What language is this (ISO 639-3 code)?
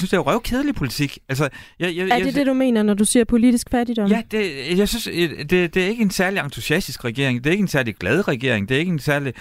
dan